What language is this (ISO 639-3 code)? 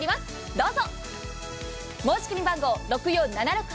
jpn